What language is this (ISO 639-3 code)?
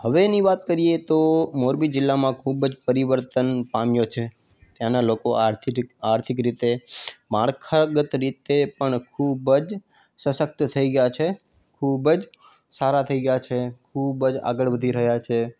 guj